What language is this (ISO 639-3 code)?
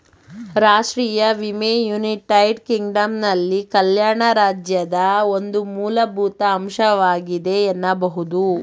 kan